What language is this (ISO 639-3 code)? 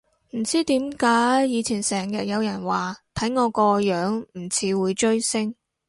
yue